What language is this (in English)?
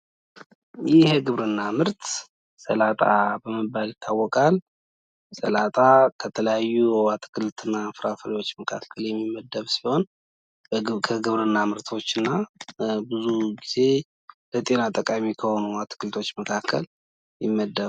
Amharic